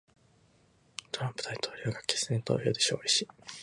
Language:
Japanese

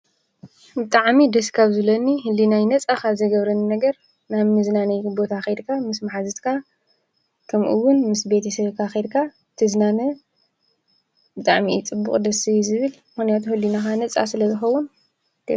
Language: Tigrinya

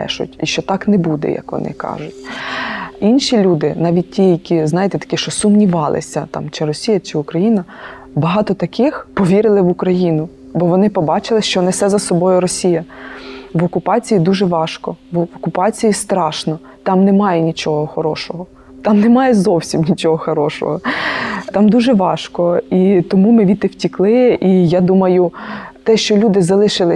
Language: Ukrainian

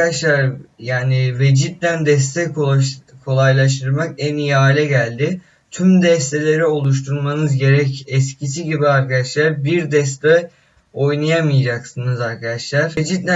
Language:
Turkish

